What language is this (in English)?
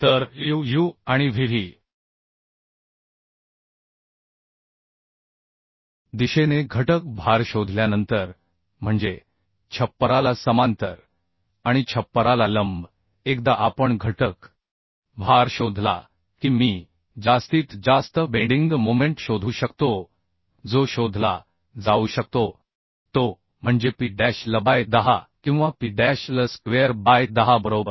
Marathi